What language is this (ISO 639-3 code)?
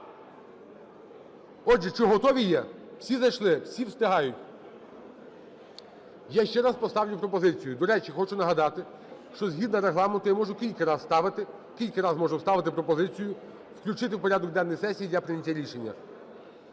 ukr